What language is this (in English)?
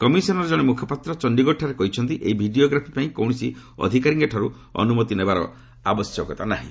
Odia